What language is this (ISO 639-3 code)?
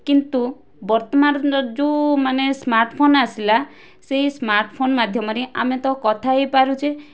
ori